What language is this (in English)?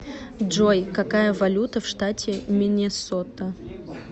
Russian